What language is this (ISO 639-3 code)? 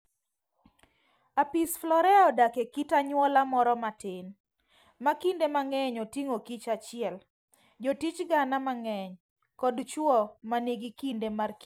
luo